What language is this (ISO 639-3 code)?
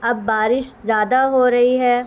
urd